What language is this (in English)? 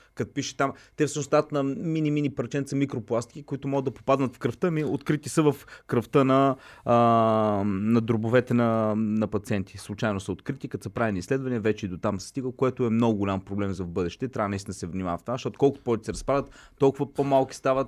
Bulgarian